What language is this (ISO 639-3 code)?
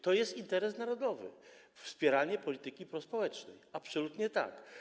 pol